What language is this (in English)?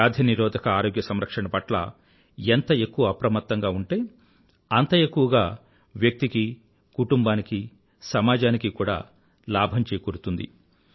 Telugu